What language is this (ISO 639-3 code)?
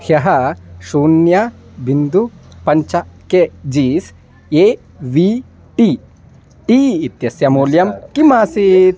san